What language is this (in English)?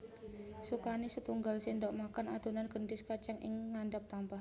Javanese